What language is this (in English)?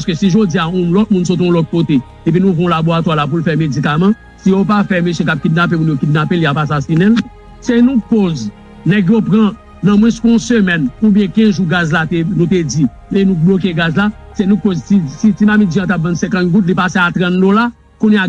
French